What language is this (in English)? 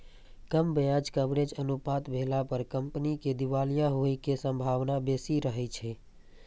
Maithili